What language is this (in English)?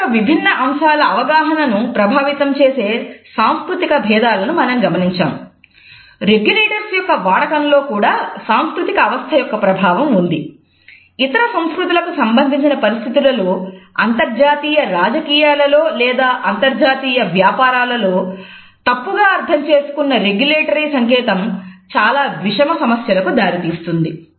Telugu